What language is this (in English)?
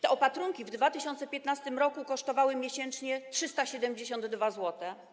Polish